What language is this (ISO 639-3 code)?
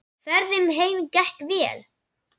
isl